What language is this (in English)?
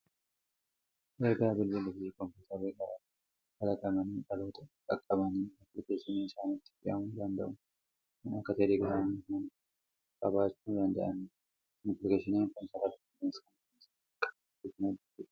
Oromo